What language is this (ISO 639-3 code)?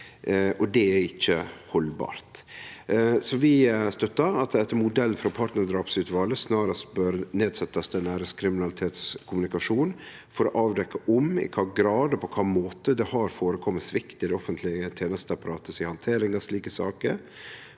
nor